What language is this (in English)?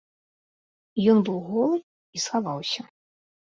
Belarusian